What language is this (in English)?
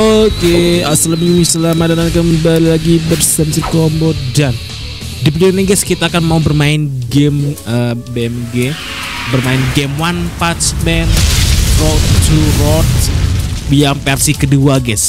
Indonesian